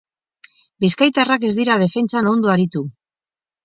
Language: Basque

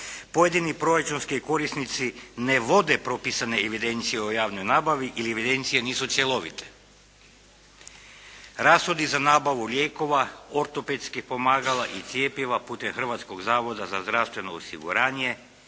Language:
Croatian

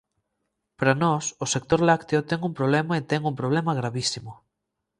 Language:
Galician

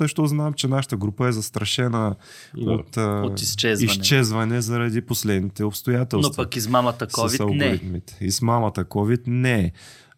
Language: Bulgarian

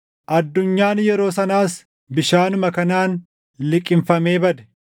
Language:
Oromo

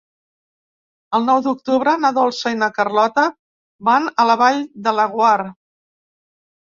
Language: Catalan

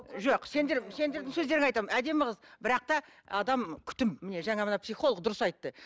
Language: Kazakh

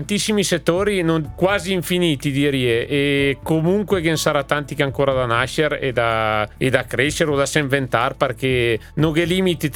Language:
Italian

